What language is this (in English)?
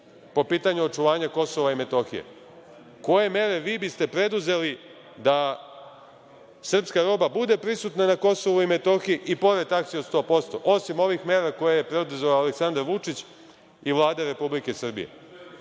Serbian